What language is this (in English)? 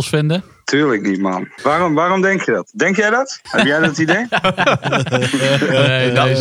Dutch